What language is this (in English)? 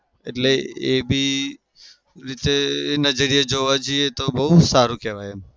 Gujarati